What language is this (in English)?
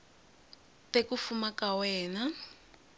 Tsonga